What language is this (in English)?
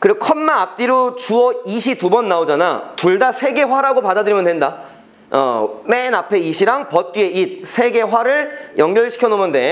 Korean